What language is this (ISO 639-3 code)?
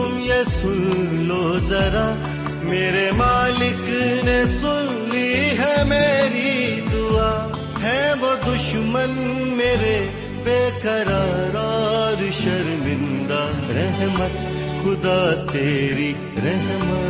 urd